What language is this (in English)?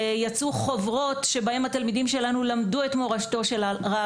Hebrew